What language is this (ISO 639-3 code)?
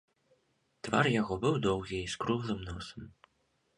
bel